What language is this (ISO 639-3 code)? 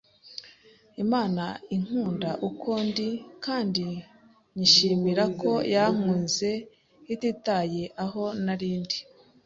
kin